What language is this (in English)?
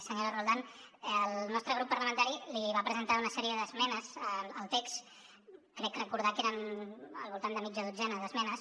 Catalan